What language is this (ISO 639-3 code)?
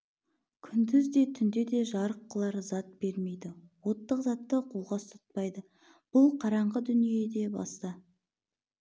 kaz